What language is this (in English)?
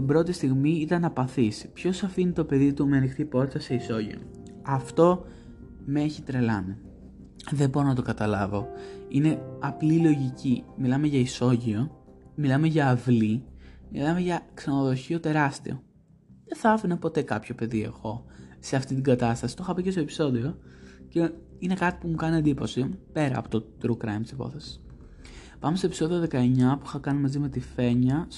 Greek